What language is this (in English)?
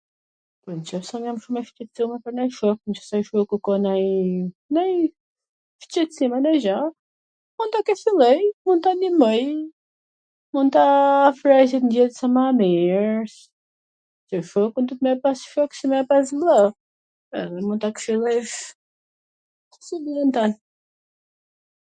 Gheg Albanian